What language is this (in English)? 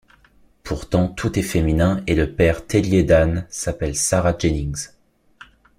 French